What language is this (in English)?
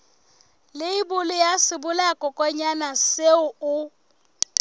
Southern Sotho